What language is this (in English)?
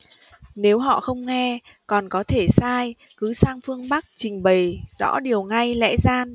Vietnamese